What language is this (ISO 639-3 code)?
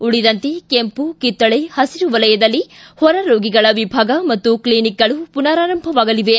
kan